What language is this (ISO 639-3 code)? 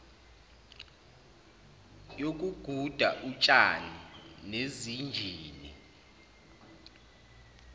zul